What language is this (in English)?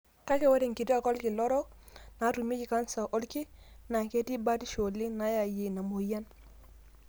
Masai